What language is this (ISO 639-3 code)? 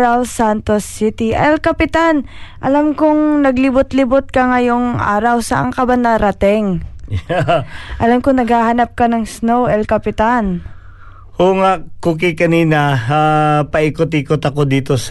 fil